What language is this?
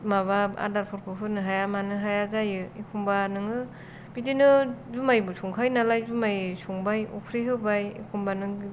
Bodo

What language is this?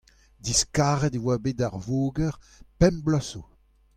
Breton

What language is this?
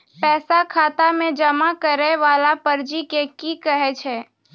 Maithili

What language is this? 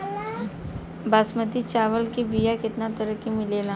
Bhojpuri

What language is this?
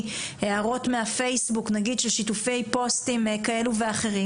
Hebrew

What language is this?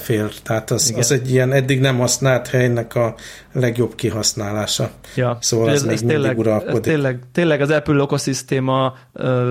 Hungarian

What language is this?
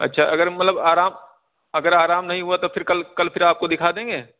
Urdu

